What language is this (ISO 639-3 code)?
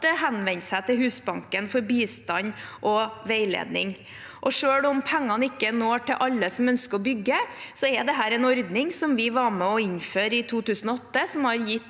nor